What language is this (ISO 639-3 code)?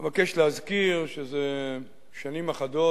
heb